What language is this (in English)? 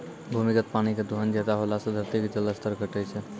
Maithili